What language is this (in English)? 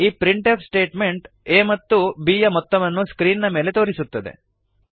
Kannada